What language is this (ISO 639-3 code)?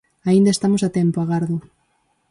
glg